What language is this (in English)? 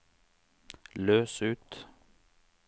Norwegian